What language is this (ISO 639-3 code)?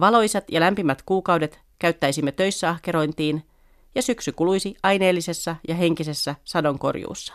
fin